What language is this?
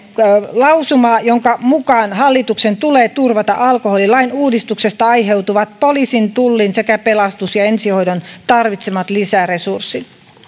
Finnish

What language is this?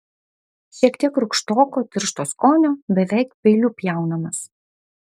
Lithuanian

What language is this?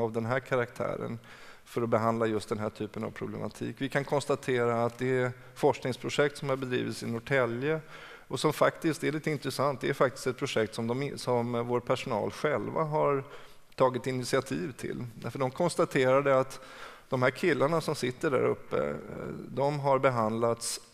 Swedish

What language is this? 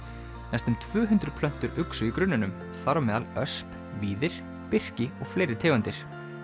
Icelandic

